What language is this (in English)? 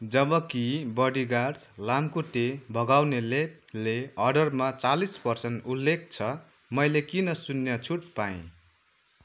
Nepali